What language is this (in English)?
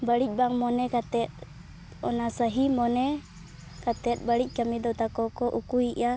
Santali